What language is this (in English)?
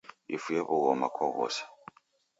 Taita